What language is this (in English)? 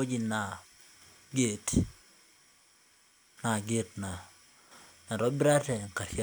Masai